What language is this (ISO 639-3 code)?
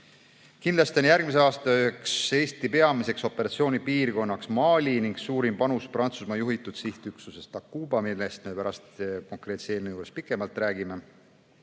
est